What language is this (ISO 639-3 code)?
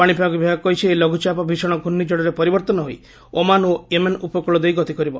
ori